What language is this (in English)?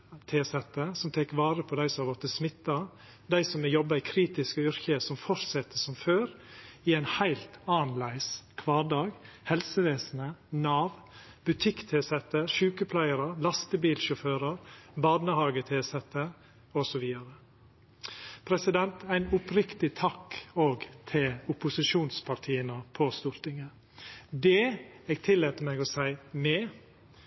Norwegian Nynorsk